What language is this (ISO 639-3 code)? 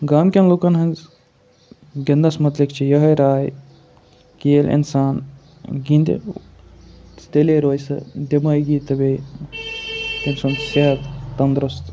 kas